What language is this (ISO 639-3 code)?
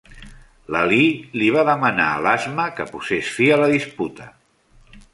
cat